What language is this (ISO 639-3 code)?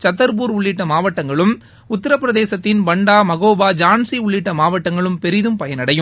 tam